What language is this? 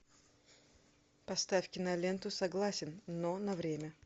Russian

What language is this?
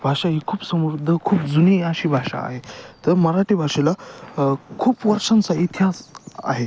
Marathi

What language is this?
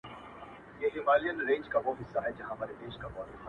Pashto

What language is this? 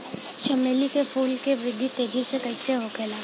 Bhojpuri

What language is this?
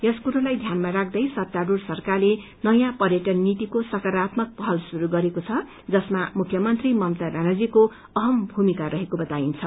Nepali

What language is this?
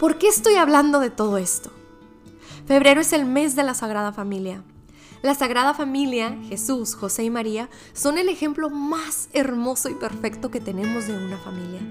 Spanish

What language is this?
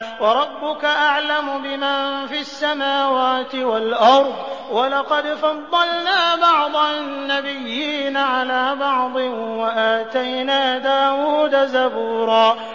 Arabic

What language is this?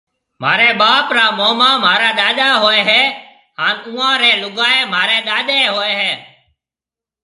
Marwari (Pakistan)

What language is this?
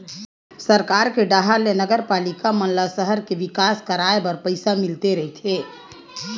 Chhattisgarhi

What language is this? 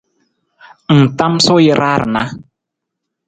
Nawdm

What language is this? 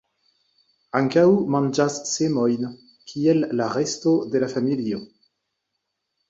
Esperanto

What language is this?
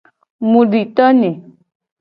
Gen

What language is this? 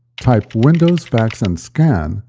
English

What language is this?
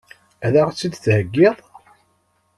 Kabyle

